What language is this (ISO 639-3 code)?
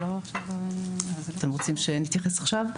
heb